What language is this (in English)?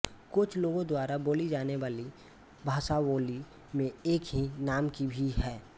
Hindi